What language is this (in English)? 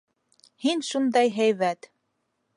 Bashkir